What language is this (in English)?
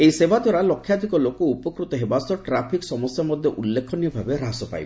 Odia